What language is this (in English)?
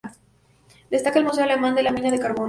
Spanish